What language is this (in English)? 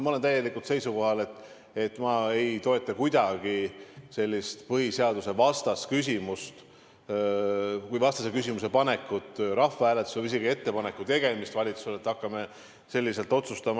Estonian